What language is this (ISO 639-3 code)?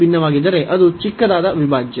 kan